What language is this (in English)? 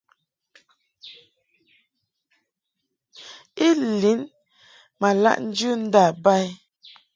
Mungaka